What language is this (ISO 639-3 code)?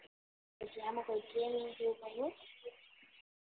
guj